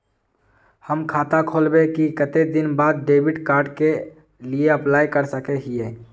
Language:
Magahi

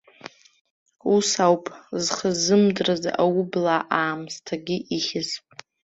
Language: Abkhazian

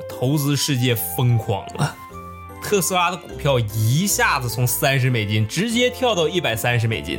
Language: Chinese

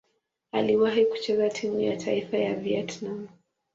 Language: Swahili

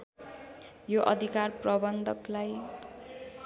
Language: Nepali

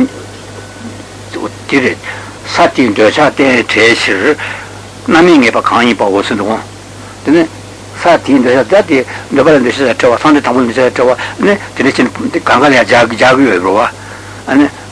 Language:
Italian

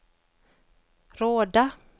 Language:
Swedish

